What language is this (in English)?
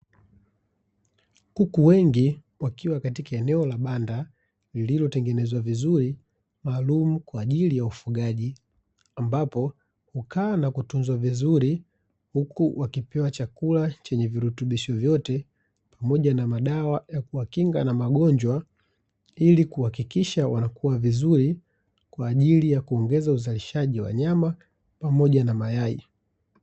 Swahili